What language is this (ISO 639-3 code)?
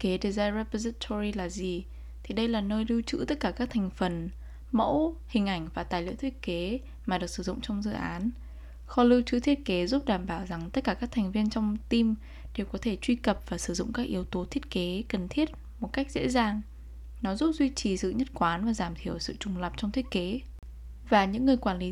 vie